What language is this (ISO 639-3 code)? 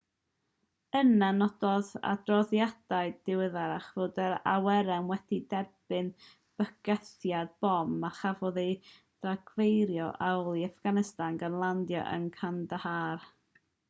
cym